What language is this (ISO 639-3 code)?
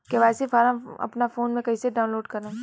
bho